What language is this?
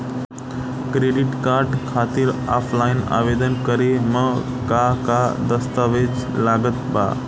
Bhojpuri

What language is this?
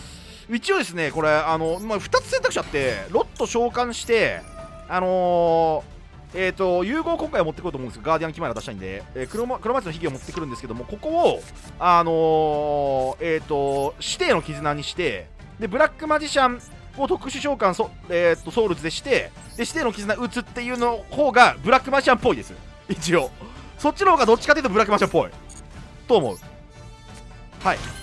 Japanese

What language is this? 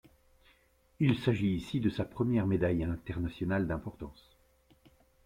French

